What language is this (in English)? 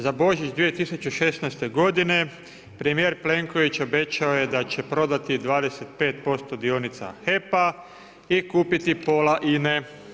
Croatian